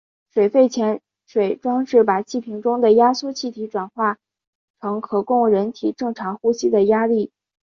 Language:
Chinese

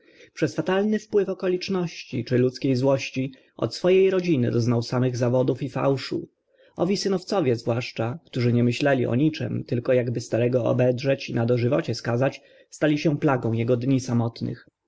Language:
Polish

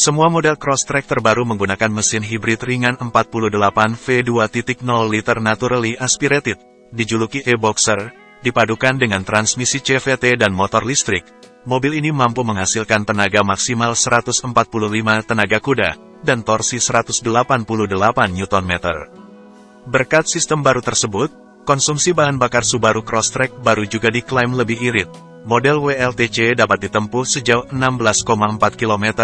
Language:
Indonesian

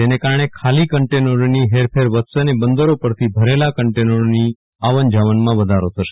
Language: Gujarati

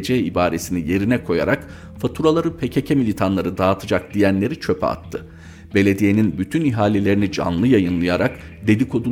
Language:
Turkish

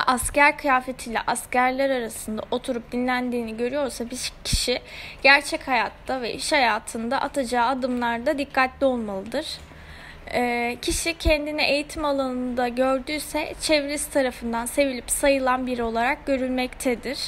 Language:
Turkish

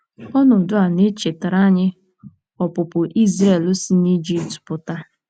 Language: Igbo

